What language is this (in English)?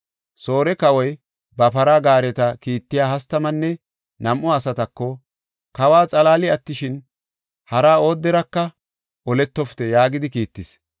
Gofa